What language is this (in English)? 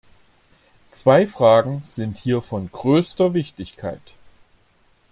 German